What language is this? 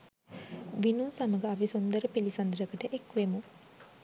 Sinhala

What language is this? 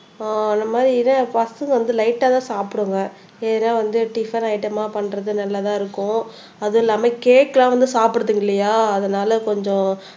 Tamil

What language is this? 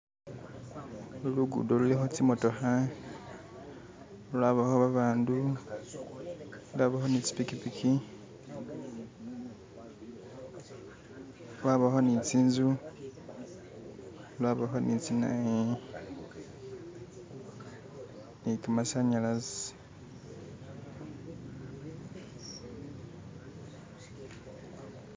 Masaaba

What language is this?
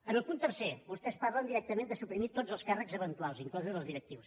Catalan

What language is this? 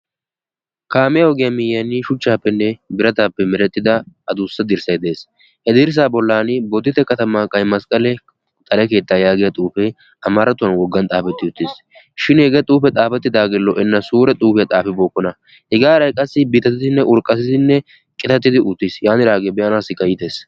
Wolaytta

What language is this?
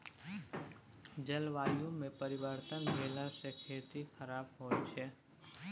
Maithili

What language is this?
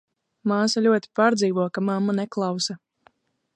Latvian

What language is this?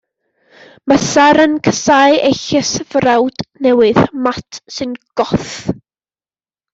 Welsh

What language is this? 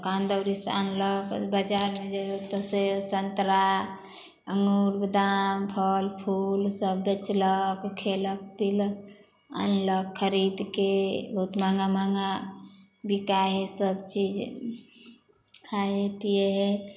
Maithili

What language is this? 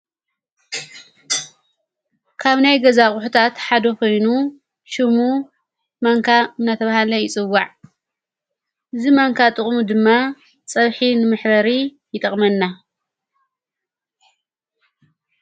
Tigrinya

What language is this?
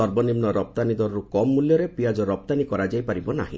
Odia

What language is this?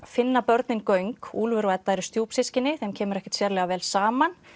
Icelandic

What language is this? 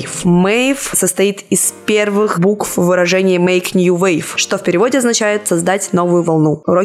Russian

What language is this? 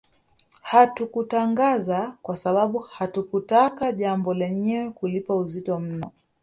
Swahili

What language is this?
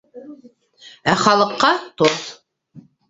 Bashkir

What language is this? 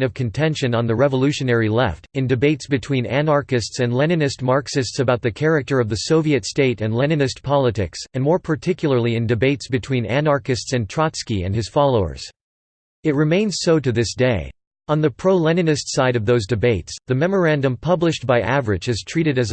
English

